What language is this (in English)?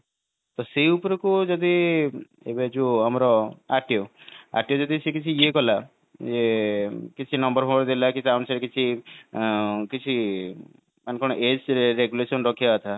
Odia